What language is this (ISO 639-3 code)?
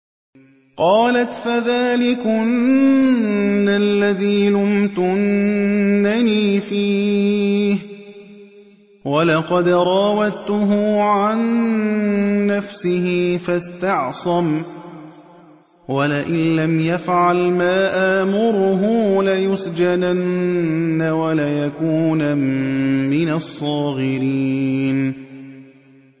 ara